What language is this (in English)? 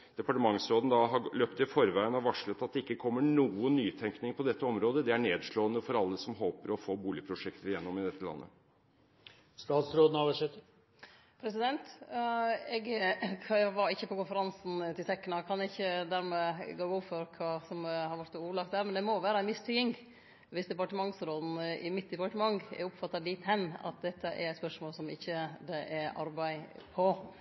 Norwegian